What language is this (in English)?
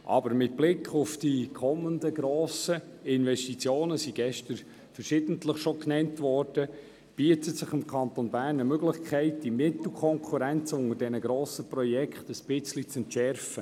Swiss German